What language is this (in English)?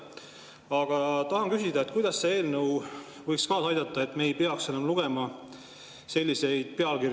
Estonian